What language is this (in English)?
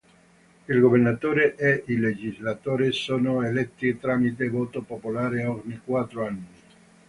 Italian